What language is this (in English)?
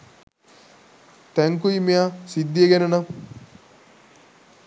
Sinhala